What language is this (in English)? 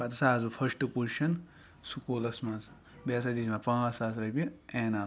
Kashmiri